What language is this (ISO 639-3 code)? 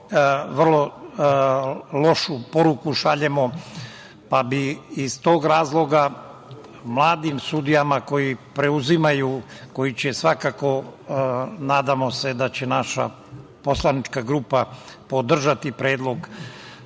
srp